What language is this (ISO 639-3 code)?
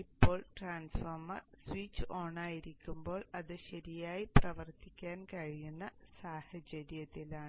mal